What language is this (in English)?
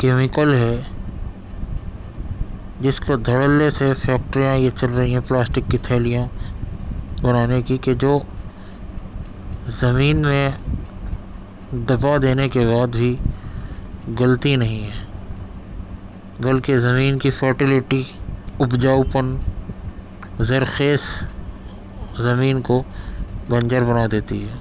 Urdu